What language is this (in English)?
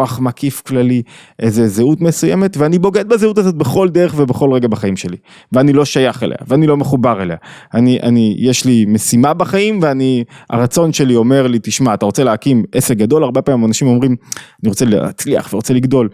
Hebrew